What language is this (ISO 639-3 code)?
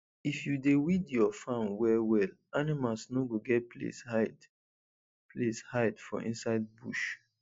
pcm